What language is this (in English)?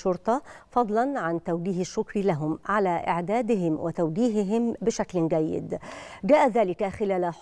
Arabic